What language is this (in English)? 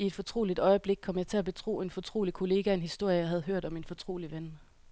Danish